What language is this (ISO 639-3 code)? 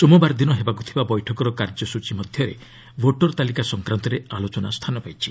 ori